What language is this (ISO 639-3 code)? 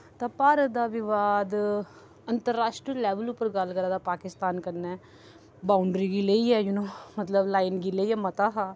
doi